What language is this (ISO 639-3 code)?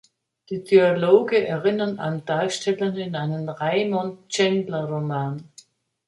deu